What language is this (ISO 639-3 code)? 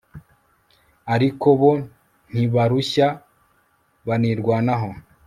kin